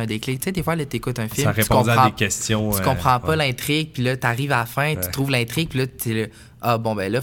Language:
French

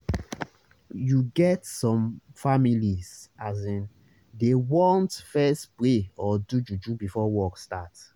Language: Nigerian Pidgin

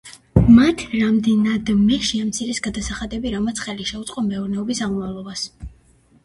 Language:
Georgian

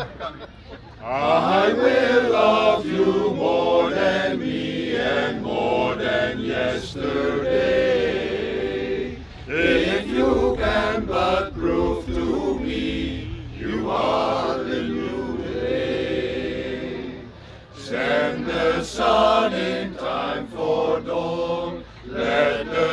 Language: Dutch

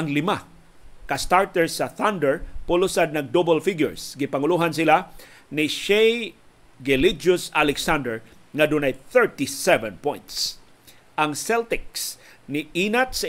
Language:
Filipino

